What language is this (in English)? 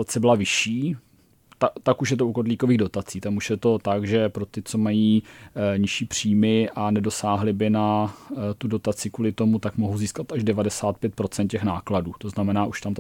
Czech